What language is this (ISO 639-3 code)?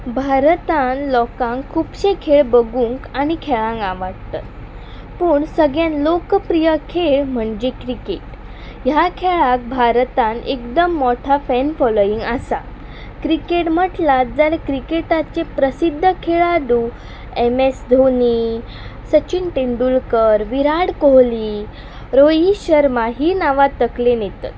kok